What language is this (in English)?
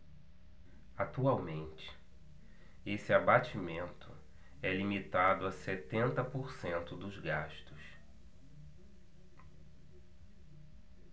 Portuguese